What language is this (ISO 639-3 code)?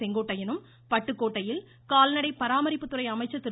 tam